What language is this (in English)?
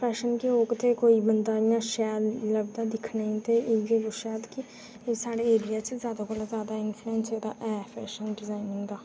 Dogri